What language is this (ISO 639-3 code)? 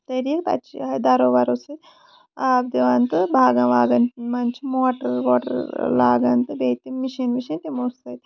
kas